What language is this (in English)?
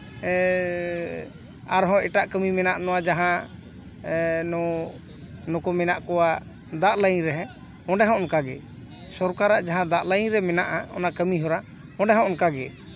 Santali